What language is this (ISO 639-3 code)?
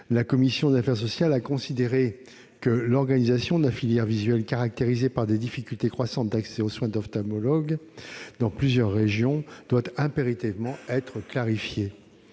fra